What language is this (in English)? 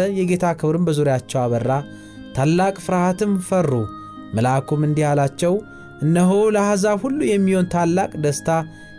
Amharic